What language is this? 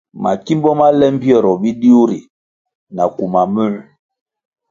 Kwasio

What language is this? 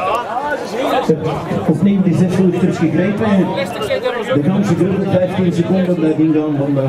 Dutch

